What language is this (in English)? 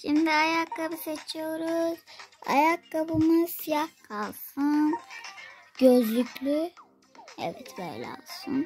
Turkish